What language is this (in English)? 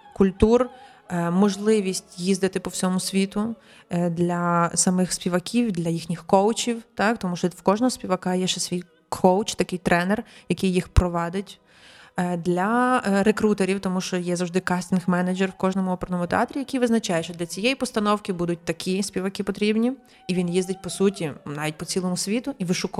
Ukrainian